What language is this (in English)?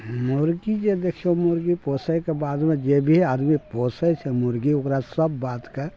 Maithili